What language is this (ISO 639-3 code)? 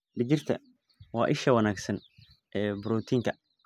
som